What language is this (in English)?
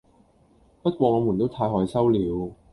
Cantonese